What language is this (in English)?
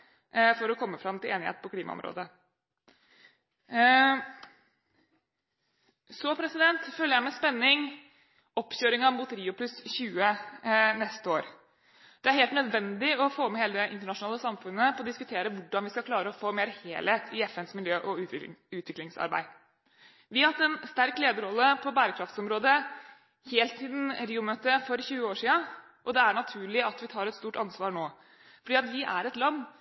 Norwegian Bokmål